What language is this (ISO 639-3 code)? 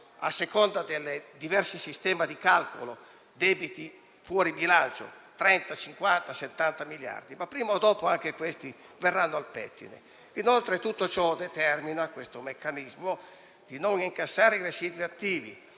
ita